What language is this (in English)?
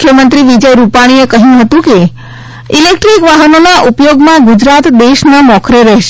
Gujarati